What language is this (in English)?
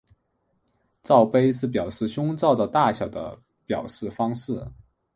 Chinese